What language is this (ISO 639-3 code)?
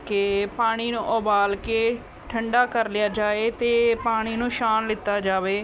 pan